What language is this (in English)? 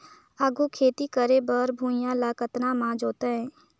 Chhattisgarhi